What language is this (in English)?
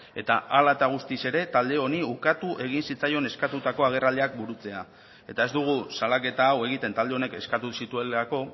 Basque